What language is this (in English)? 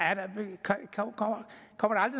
Danish